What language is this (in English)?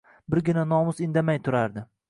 Uzbek